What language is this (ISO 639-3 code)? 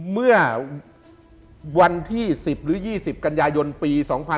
tha